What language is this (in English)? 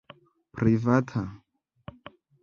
Esperanto